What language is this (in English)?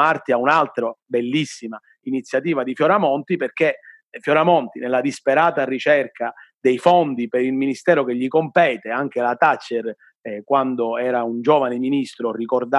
Italian